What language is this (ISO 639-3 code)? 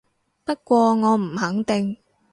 yue